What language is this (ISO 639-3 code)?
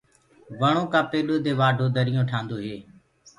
ggg